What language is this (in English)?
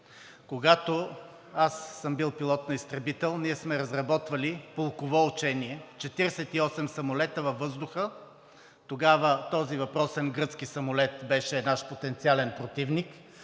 Bulgarian